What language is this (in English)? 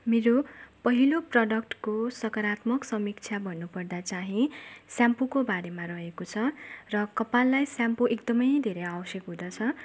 Nepali